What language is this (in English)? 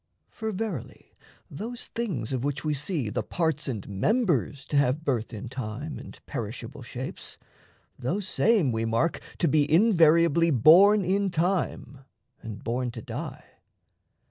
English